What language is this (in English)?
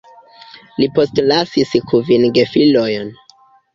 Esperanto